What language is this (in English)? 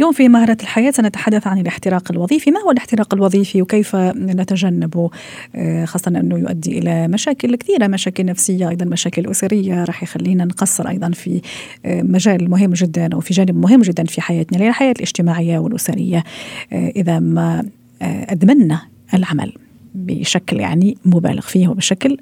Arabic